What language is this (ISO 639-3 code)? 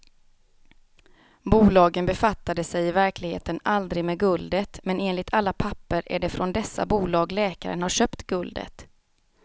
swe